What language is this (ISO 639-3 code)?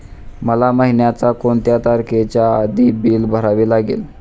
mar